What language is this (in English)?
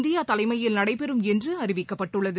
Tamil